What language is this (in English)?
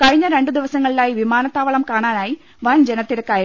Malayalam